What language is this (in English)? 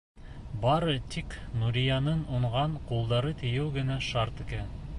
Bashkir